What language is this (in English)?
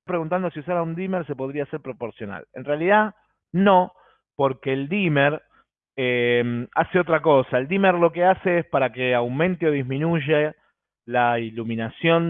Spanish